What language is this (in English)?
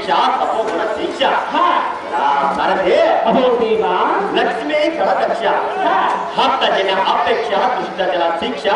Indonesian